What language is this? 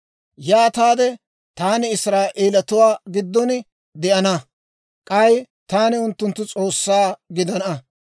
Dawro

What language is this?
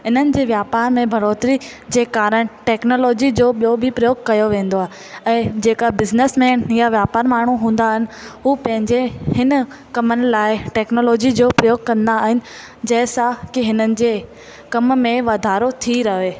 Sindhi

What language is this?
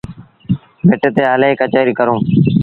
Sindhi Bhil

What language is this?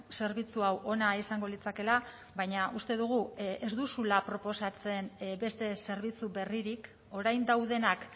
Basque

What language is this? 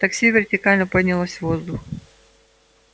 Russian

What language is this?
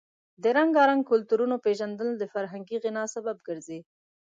Pashto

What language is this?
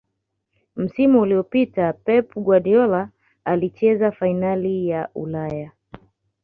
Swahili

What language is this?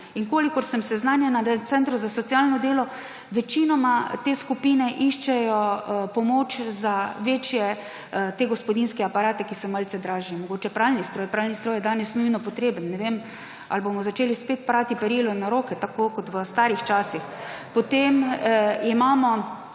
Slovenian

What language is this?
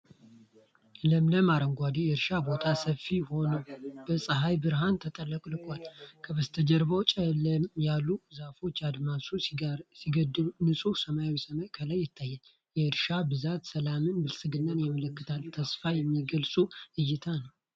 Amharic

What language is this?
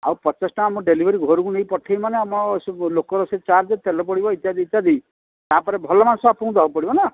Odia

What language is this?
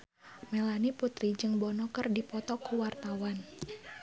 Sundanese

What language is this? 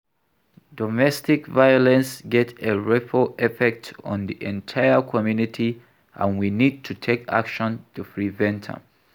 Nigerian Pidgin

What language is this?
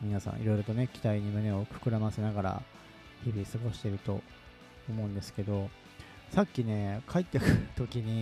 Japanese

